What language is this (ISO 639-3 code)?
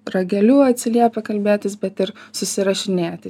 lit